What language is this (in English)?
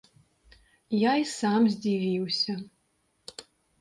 Belarusian